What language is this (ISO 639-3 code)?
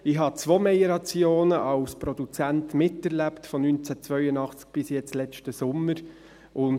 gsw